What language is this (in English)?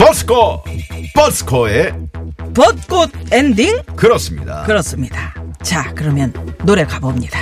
Korean